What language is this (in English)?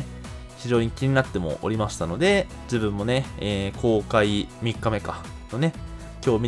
Japanese